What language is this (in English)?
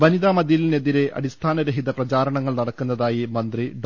Malayalam